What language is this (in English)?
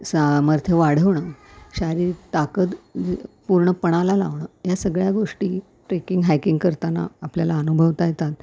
Marathi